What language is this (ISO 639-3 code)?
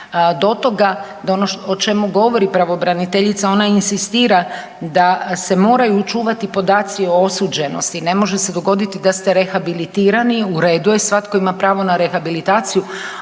hrv